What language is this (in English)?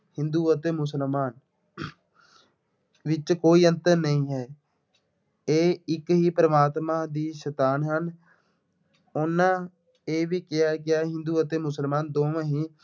Punjabi